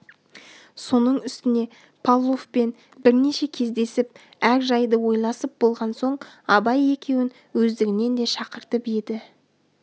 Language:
Kazakh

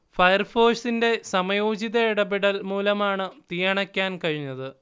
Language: Malayalam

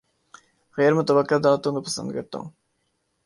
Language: Urdu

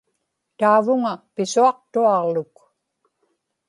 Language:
Inupiaq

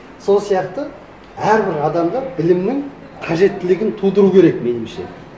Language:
Kazakh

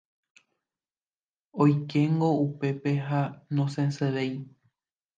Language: Guarani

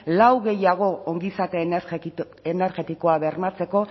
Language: Basque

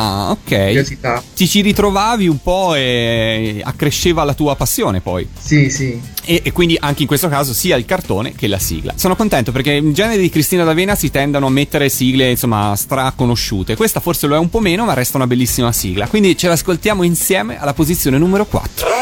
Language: Italian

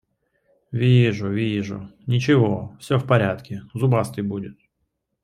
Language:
Russian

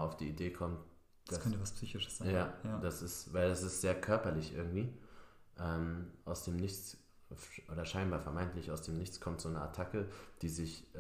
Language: German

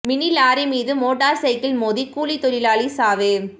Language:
Tamil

